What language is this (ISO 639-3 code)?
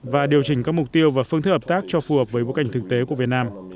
vie